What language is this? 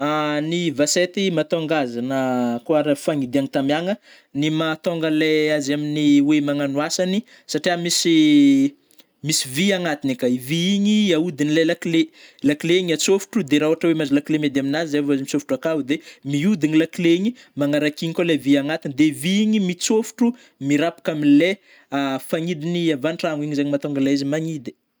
Northern Betsimisaraka Malagasy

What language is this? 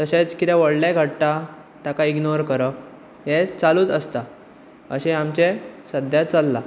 Konkani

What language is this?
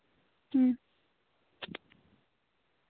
Santali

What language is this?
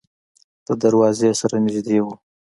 Pashto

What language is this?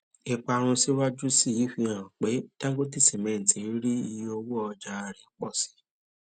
Yoruba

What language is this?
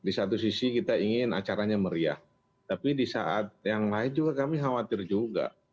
Indonesian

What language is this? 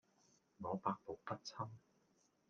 Cantonese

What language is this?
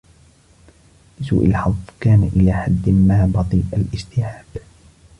Arabic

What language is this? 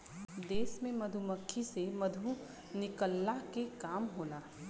Bhojpuri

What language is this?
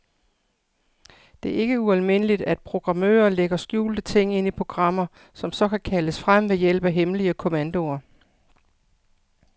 Danish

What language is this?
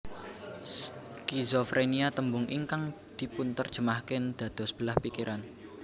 Javanese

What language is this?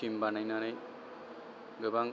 Bodo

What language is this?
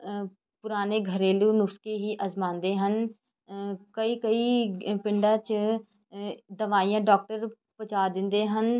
Punjabi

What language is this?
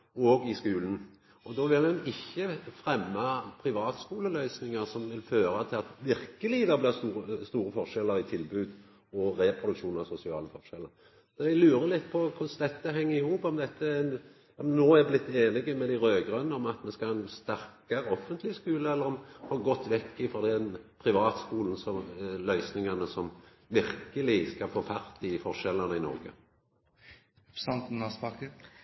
Norwegian Nynorsk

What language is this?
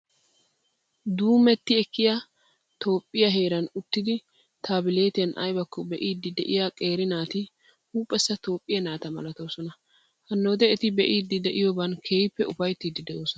Wolaytta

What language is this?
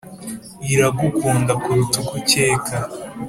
Kinyarwanda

